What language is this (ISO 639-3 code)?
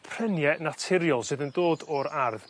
cym